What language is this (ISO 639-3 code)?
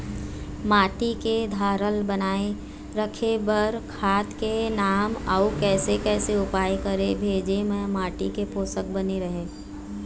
hne